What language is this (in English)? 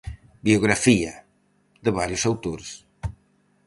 Galician